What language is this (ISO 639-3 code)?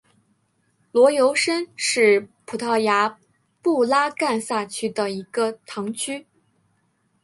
zho